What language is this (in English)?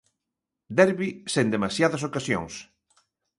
Galician